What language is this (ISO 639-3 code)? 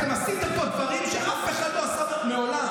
heb